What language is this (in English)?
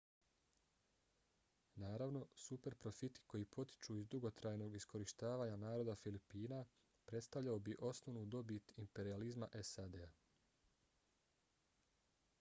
Bosnian